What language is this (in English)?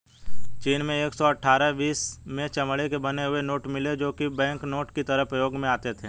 Hindi